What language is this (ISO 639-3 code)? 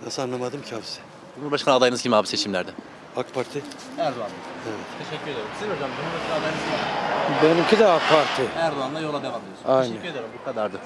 tur